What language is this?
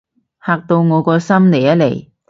Cantonese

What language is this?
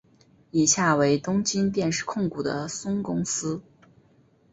Chinese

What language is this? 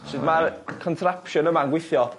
Welsh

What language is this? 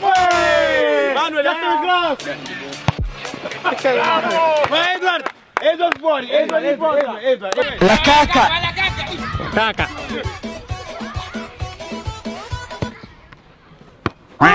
Italian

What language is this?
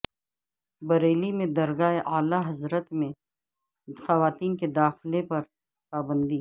Urdu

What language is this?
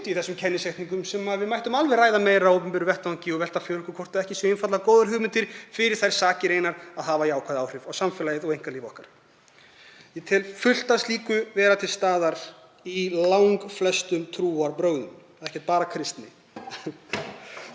Icelandic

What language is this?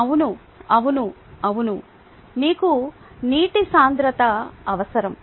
Telugu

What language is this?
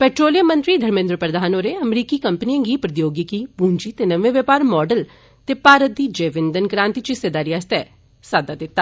Dogri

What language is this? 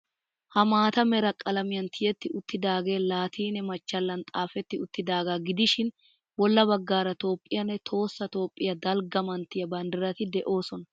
Wolaytta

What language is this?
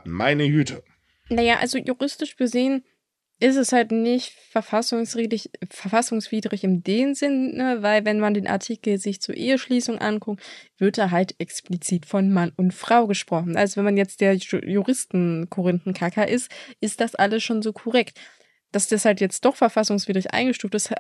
German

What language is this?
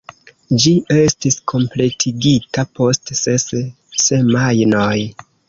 Esperanto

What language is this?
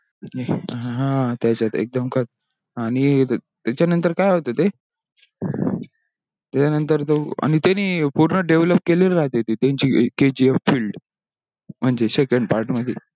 Marathi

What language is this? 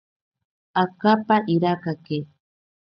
Ashéninka Perené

